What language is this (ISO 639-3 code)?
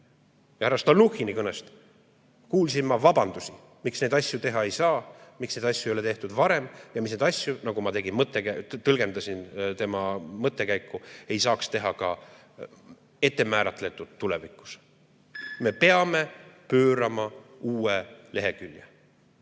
est